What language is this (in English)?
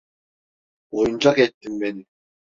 Turkish